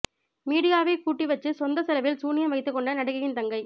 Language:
Tamil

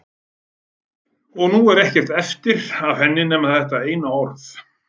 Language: Icelandic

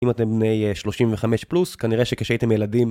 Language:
Hebrew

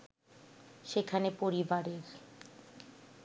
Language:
Bangla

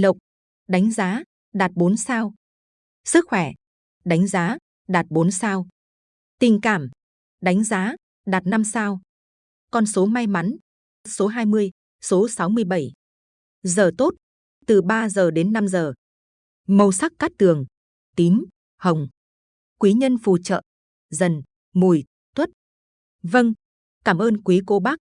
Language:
Vietnamese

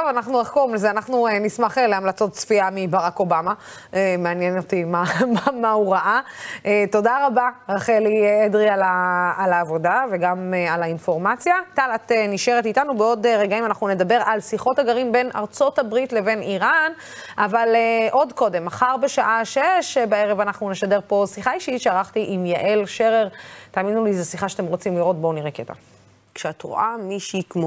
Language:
Hebrew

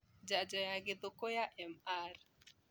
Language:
Kikuyu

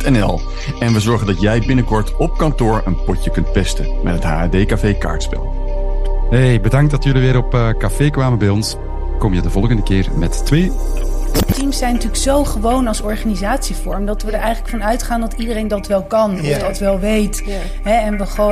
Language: Dutch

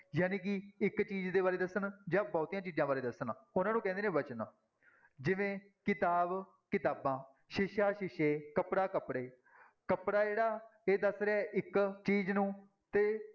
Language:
Punjabi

